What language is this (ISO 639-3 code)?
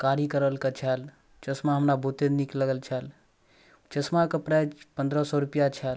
mai